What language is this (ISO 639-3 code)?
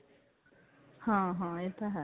pan